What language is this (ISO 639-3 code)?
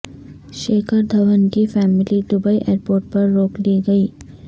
urd